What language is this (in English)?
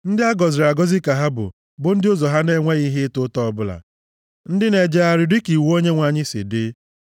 Igbo